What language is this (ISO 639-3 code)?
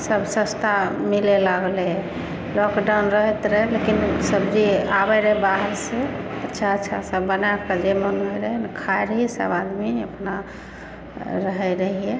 mai